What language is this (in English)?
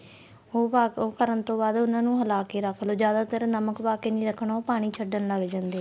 Punjabi